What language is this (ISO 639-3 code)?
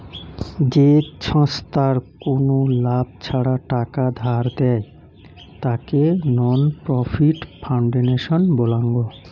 ben